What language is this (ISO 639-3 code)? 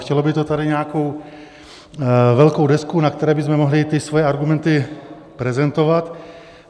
ces